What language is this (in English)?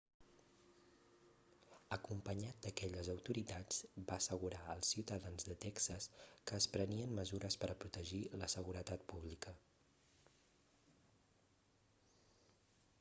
Catalan